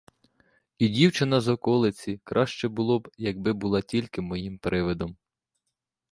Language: Ukrainian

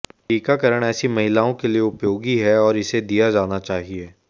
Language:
Hindi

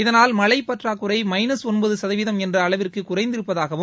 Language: Tamil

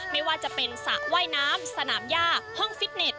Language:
Thai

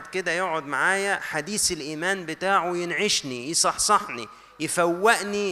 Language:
Arabic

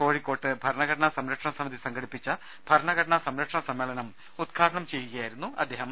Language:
Malayalam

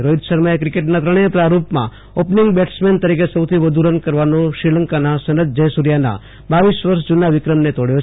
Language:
Gujarati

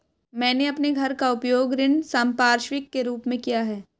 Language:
Hindi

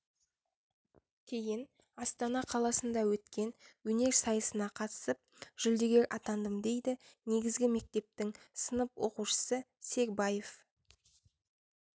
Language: Kazakh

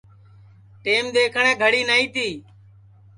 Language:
Sansi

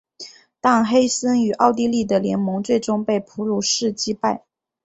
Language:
Chinese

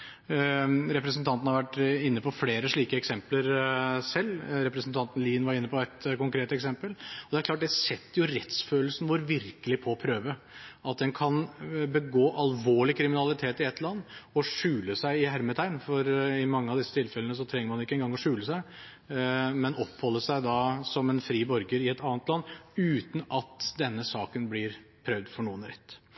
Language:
Norwegian Bokmål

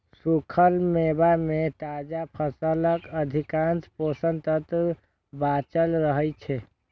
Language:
Maithili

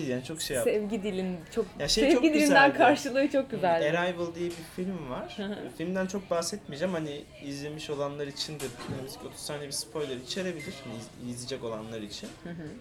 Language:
Turkish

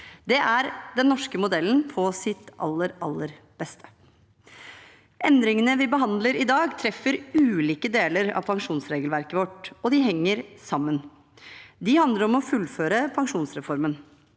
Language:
Norwegian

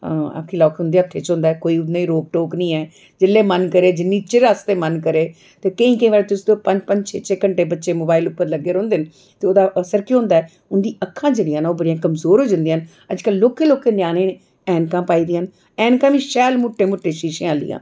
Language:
Dogri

